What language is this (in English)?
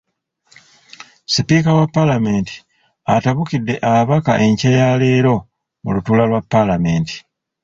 Ganda